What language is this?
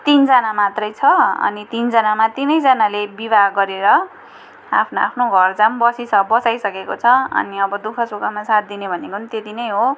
Nepali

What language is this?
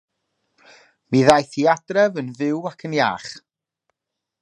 Welsh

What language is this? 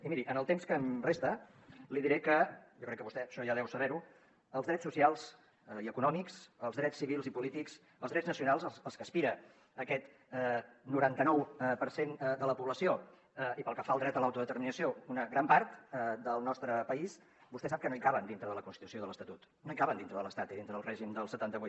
Catalan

